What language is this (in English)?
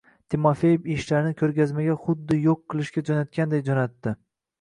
Uzbek